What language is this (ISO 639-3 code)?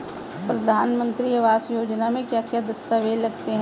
hin